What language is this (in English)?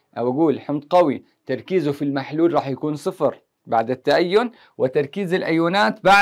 Arabic